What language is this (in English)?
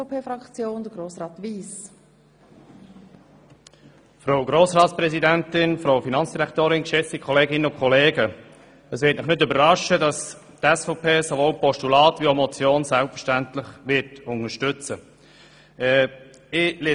Swiss German